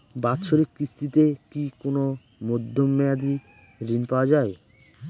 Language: Bangla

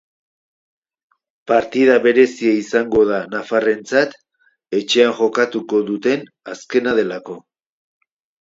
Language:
Basque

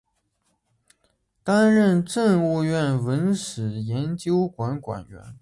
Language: Chinese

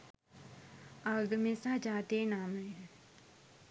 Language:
Sinhala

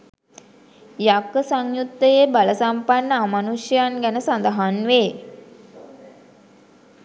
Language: Sinhala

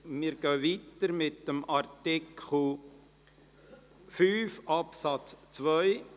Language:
Swiss German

